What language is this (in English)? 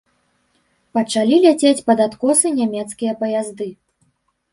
Belarusian